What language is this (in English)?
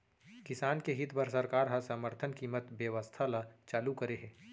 Chhattisgarhi